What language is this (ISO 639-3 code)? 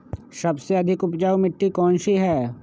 mag